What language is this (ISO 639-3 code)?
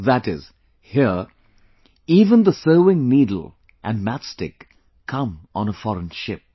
eng